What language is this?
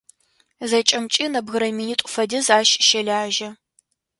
Adyghe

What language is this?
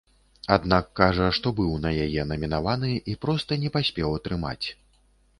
Belarusian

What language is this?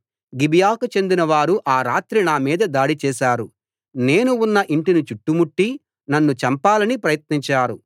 Telugu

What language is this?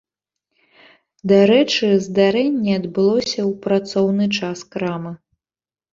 Belarusian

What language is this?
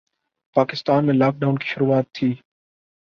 Urdu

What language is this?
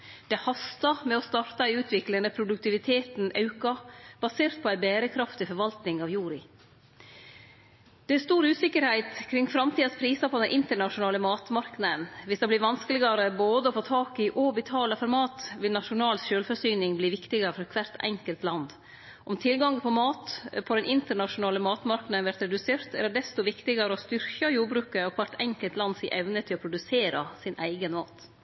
Norwegian Nynorsk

